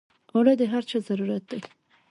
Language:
Pashto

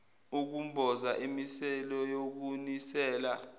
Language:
Zulu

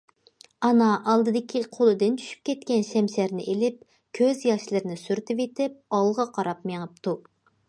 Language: Uyghur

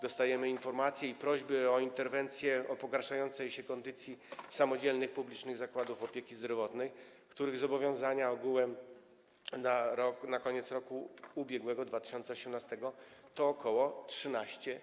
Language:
Polish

